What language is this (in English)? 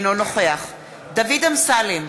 Hebrew